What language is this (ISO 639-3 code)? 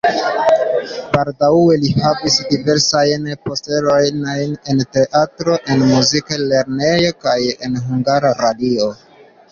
epo